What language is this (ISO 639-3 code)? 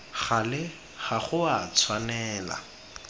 tsn